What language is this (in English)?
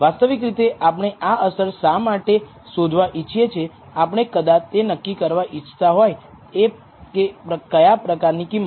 Gujarati